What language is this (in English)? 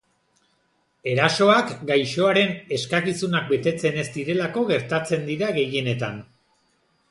Basque